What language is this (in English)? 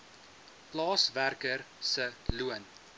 Afrikaans